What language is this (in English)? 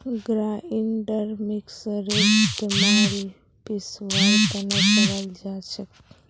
Magahi